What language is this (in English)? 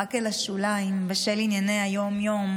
Hebrew